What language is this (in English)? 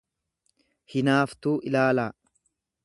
Oromo